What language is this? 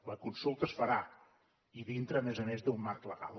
Catalan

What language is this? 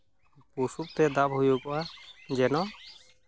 Santali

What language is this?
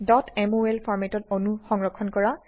Assamese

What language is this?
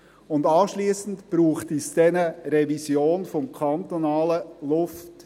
Swiss German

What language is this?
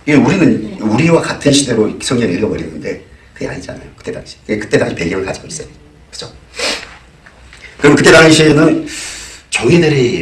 Korean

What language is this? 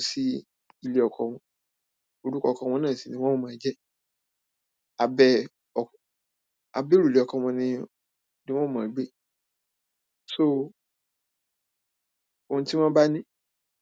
Yoruba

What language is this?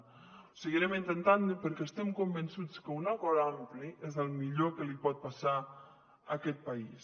Catalan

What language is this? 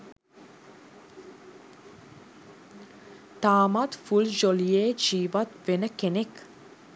Sinhala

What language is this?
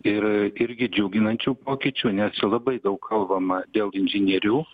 Lithuanian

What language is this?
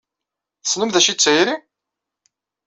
Kabyle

